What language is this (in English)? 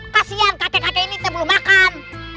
Indonesian